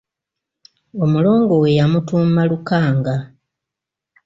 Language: Ganda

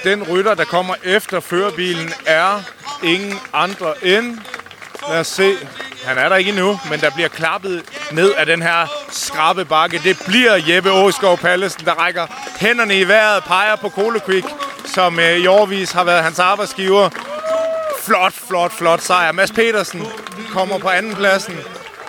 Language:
Danish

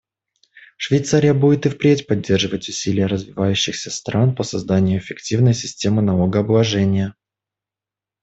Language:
Russian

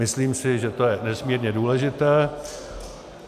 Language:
Czech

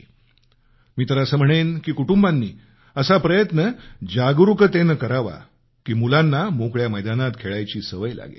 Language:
Marathi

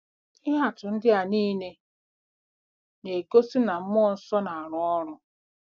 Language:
Igbo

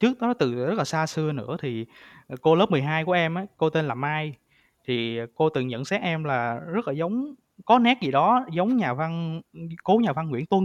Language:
Vietnamese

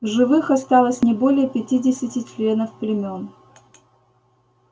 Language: Russian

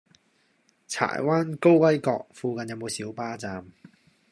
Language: Cantonese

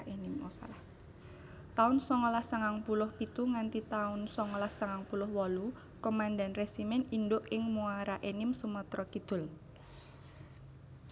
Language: Javanese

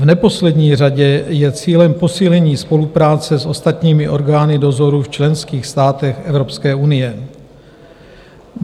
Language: Czech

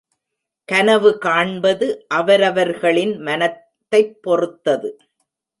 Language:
Tamil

